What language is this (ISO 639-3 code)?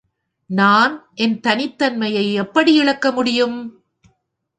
tam